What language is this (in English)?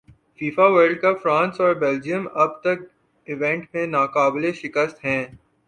Urdu